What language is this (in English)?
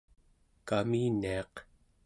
Central Yupik